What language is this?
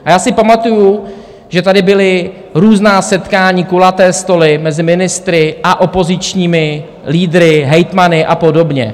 Czech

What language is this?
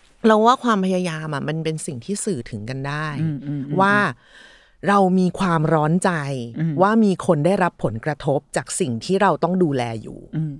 Thai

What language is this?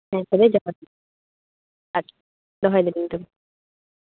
Santali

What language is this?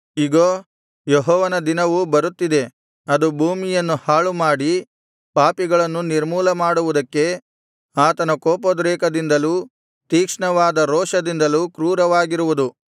Kannada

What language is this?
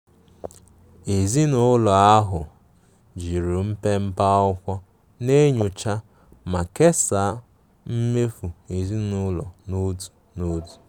Igbo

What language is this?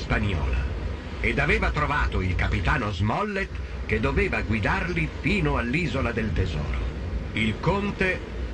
Italian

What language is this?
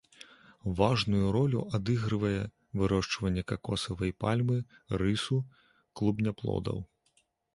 Belarusian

